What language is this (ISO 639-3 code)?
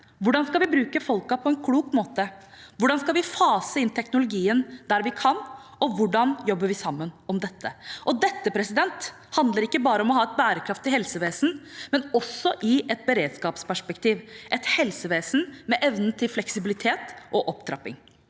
nor